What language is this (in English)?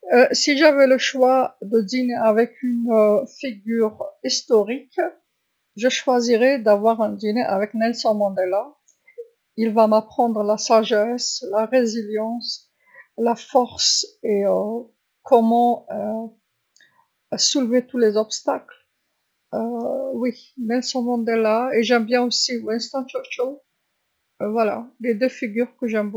Algerian Arabic